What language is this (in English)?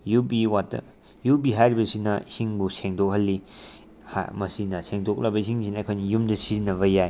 Manipuri